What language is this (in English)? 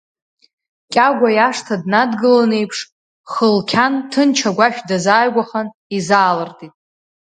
Abkhazian